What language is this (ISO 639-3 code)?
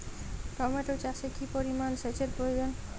ben